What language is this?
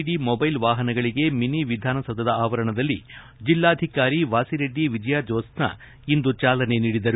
Kannada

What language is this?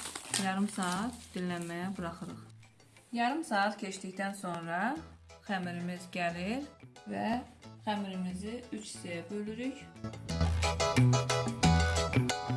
Turkish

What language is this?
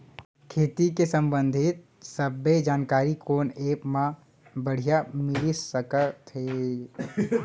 Chhattisgarhi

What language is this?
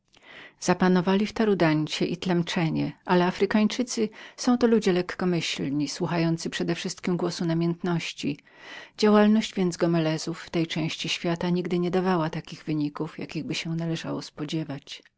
Polish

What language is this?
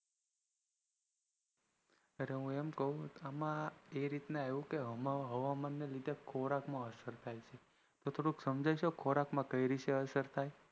Gujarati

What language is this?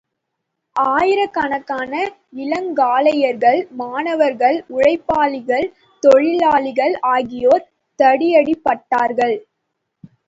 Tamil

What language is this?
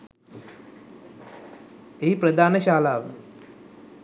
Sinhala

